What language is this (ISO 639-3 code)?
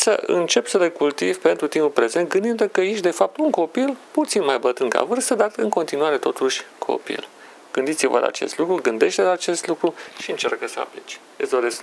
ron